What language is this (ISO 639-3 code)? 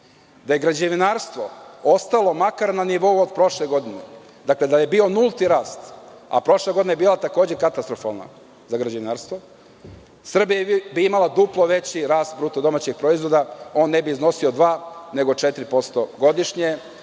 srp